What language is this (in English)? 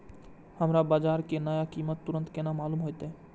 Maithili